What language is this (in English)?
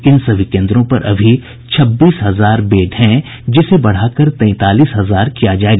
Hindi